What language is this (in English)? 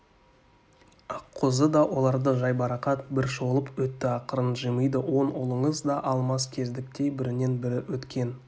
Kazakh